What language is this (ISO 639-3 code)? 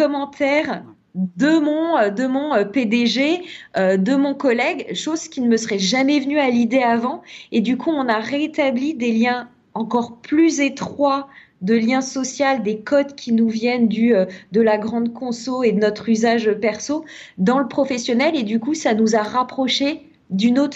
fra